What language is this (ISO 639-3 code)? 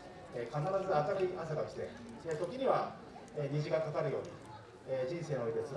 jpn